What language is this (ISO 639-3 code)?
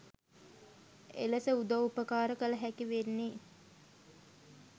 sin